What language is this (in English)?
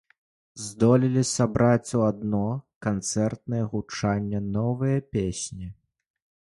Belarusian